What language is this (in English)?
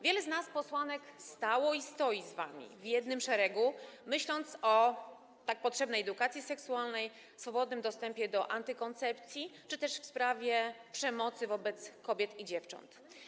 Polish